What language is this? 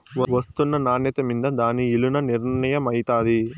Telugu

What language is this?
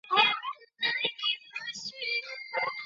Chinese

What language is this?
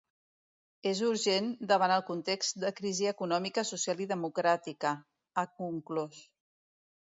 Catalan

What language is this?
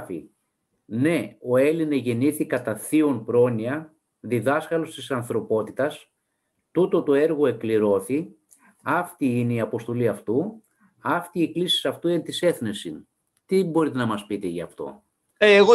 Greek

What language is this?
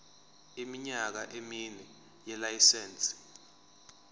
Zulu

